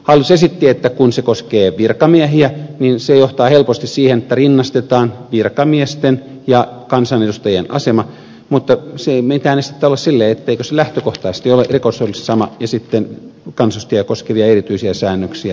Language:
Finnish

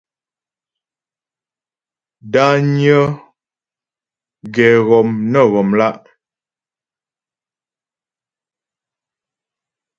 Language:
Ghomala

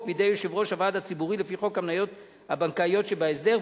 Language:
Hebrew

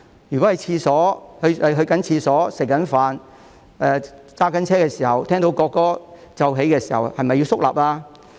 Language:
Cantonese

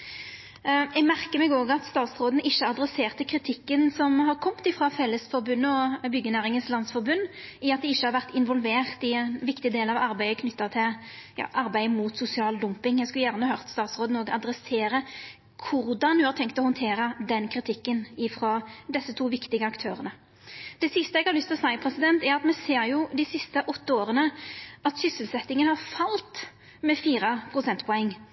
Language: Norwegian Nynorsk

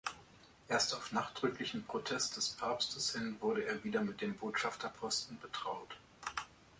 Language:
German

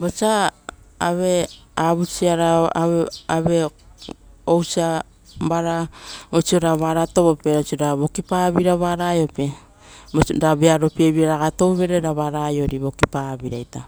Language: Rotokas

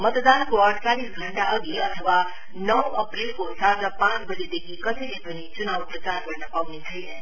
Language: Nepali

